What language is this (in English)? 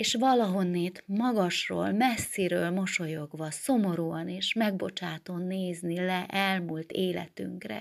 Hungarian